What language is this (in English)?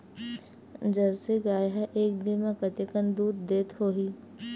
Chhattisgarhi